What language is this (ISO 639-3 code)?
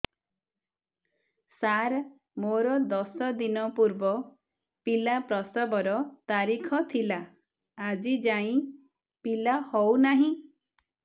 ori